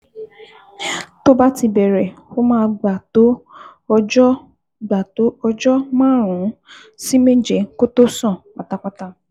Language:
Yoruba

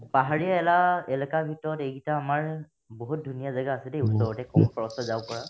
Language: Assamese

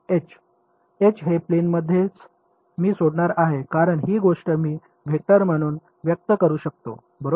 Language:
Marathi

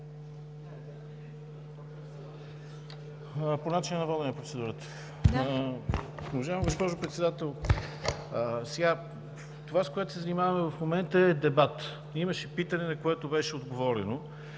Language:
Bulgarian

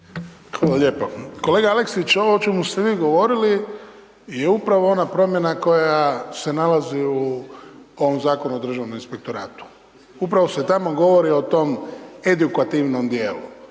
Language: Croatian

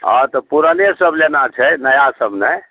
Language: Maithili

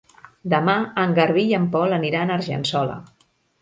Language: Catalan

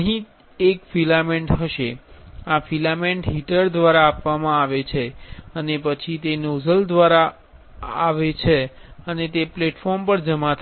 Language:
Gujarati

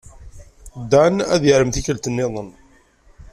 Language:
Kabyle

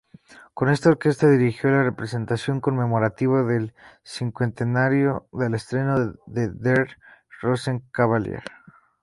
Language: Spanish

